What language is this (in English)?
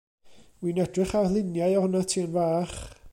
Welsh